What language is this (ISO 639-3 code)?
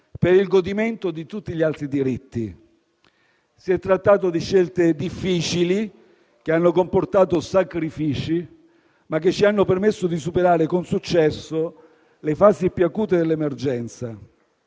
ita